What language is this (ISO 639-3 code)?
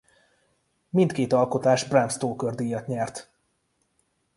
hun